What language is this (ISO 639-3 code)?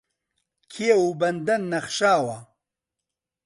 ckb